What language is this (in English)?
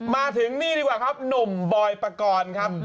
Thai